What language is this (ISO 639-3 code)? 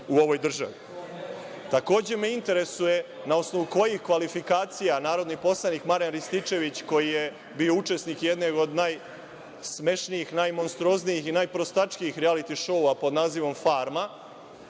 srp